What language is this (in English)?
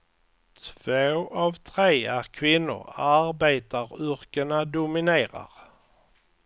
Swedish